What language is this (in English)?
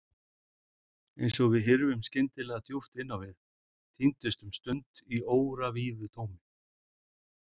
Icelandic